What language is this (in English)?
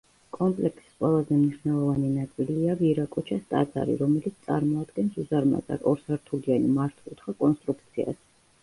Georgian